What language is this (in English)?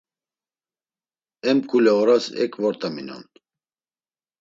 Laz